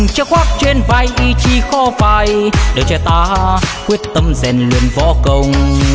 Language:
Vietnamese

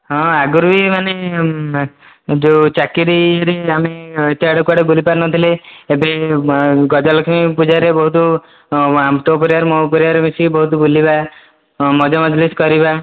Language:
Odia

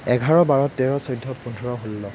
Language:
Assamese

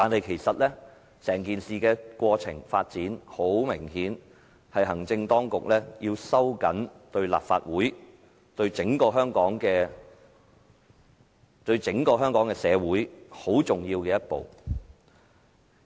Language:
Cantonese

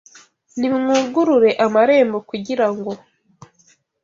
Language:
Kinyarwanda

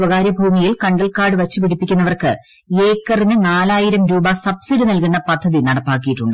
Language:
Malayalam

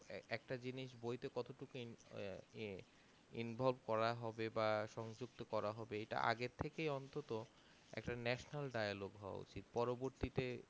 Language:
Bangla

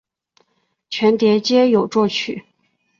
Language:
Chinese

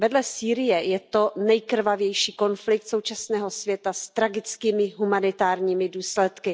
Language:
Czech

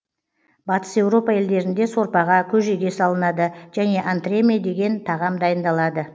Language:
Kazakh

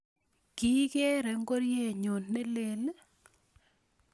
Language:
Kalenjin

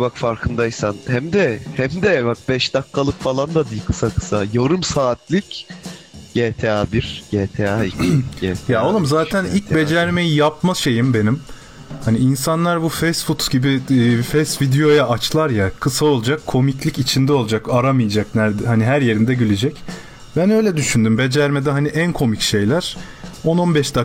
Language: Turkish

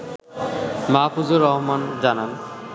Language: Bangla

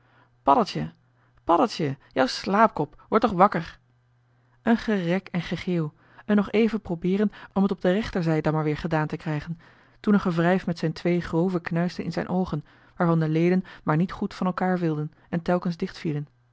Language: Dutch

